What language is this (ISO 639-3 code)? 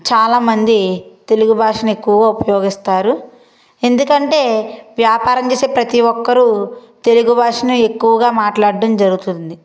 tel